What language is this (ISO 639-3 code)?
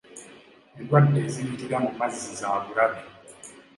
lug